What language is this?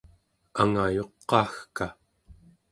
Central Yupik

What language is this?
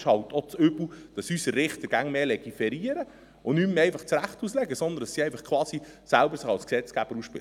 Swiss German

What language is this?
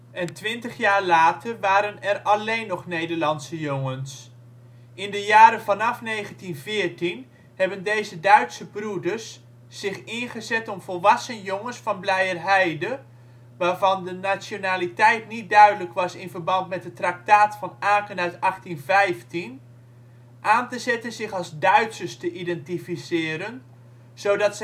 Dutch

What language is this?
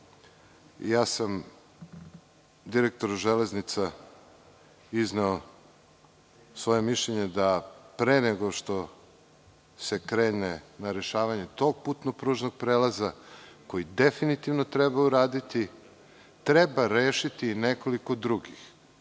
Serbian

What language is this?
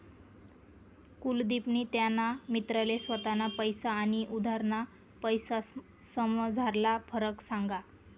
Marathi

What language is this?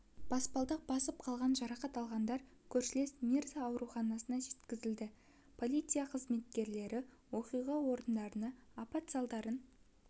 Kazakh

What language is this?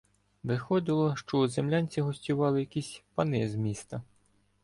Ukrainian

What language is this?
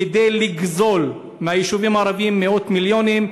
Hebrew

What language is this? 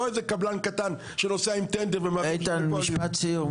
Hebrew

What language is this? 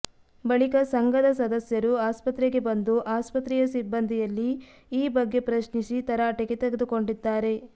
Kannada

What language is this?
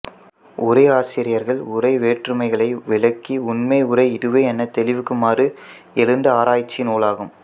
Tamil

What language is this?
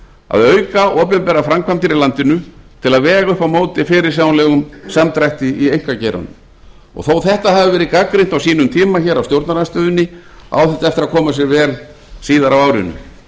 Icelandic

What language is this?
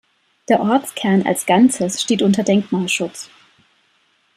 German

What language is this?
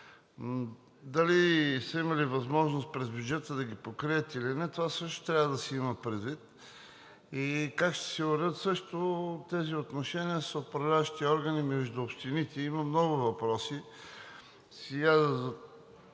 Bulgarian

